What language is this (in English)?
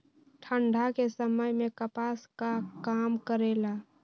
Magahi